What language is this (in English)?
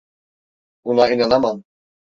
Turkish